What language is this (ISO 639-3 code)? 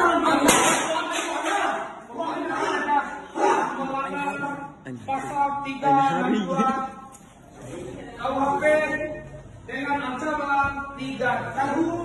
ind